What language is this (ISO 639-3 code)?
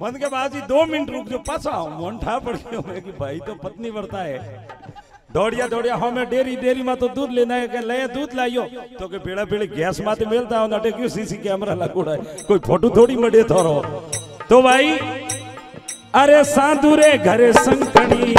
hin